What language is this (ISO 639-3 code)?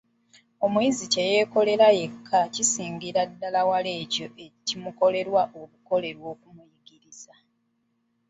lug